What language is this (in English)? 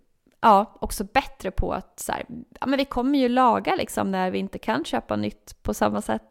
Swedish